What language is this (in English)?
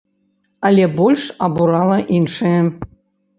Belarusian